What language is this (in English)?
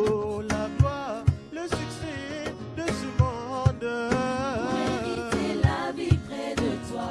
French